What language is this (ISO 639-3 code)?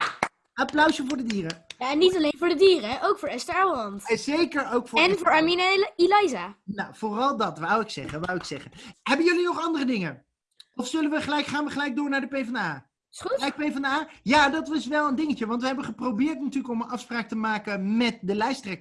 nld